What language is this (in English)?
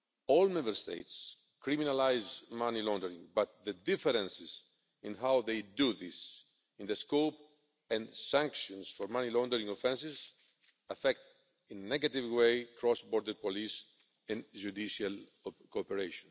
English